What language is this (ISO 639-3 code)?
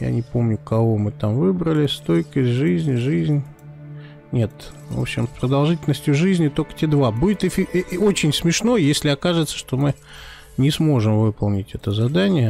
rus